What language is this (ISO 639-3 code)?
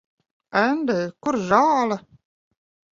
lav